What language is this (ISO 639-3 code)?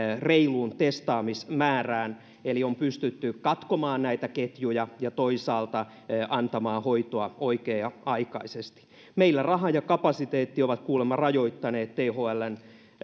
fin